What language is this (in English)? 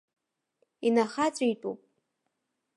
Abkhazian